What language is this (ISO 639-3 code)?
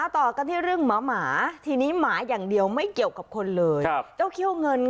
tha